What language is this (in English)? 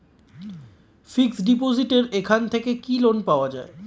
Bangla